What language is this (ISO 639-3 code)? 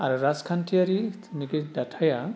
brx